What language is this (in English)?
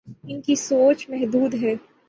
Urdu